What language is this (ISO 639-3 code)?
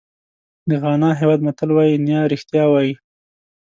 pus